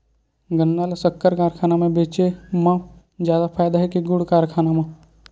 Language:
Chhattisgarhi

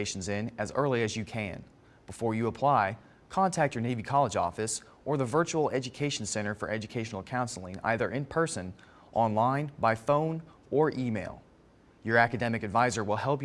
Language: English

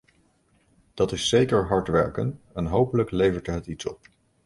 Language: Dutch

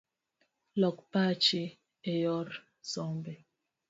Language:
Luo (Kenya and Tanzania)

